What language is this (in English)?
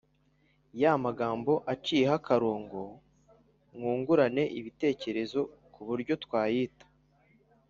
Kinyarwanda